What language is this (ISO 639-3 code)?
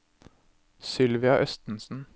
nor